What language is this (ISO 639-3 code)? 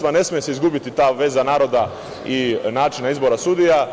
srp